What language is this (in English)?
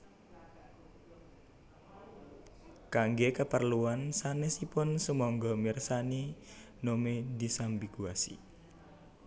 Javanese